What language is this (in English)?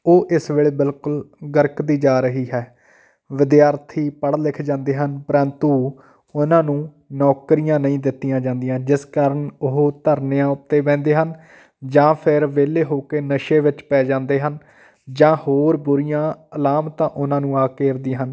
Punjabi